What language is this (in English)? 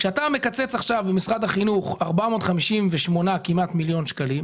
Hebrew